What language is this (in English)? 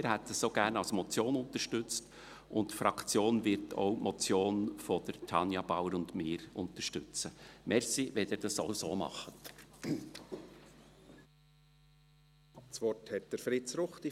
Swiss German